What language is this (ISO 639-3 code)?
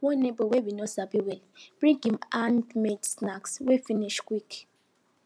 pcm